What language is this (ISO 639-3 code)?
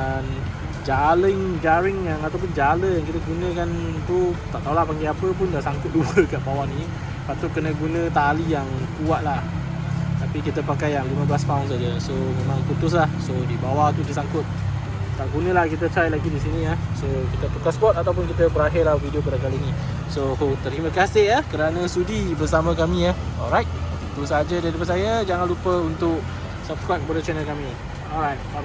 msa